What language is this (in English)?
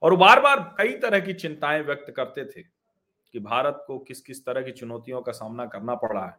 Hindi